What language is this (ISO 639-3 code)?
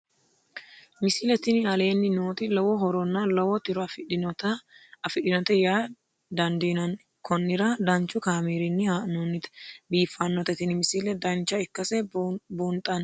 sid